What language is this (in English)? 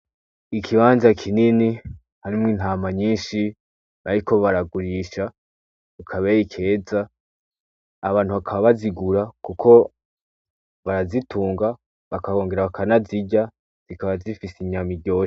Rundi